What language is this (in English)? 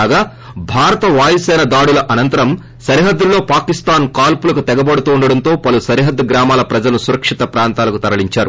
Telugu